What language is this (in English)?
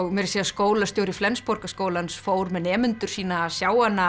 Icelandic